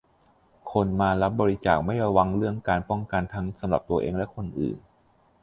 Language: Thai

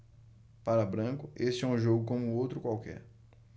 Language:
Portuguese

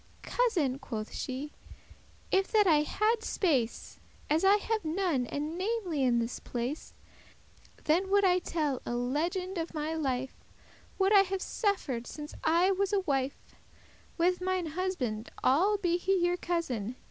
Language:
English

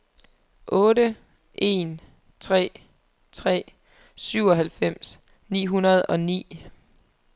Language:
Danish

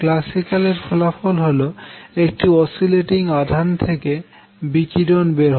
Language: Bangla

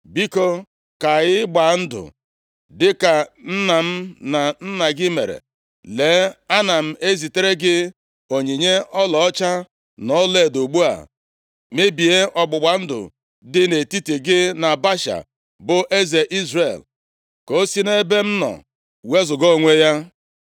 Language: Igbo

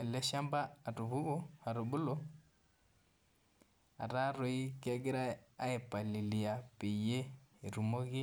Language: Masai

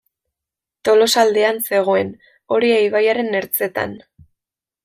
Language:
Basque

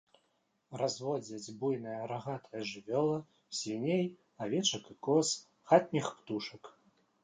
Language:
Belarusian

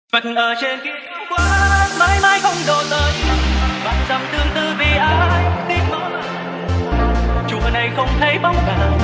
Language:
Vietnamese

